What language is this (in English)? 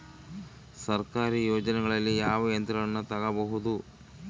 Kannada